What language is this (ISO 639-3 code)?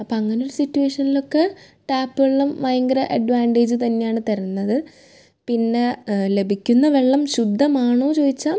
mal